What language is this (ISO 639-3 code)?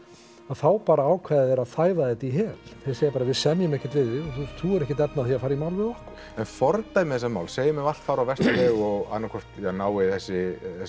isl